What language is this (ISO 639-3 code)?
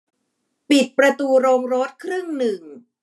tha